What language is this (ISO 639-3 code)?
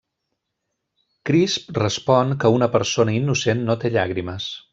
cat